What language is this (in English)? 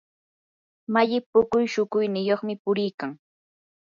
Yanahuanca Pasco Quechua